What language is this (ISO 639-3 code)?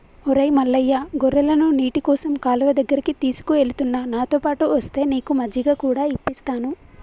tel